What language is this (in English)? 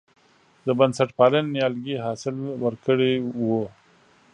Pashto